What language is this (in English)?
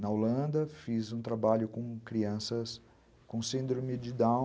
Portuguese